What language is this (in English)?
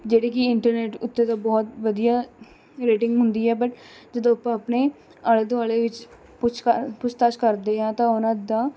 Punjabi